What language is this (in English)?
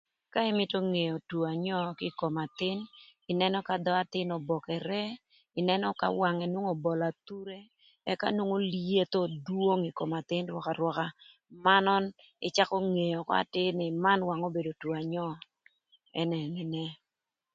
Thur